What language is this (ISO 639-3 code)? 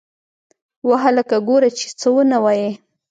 pus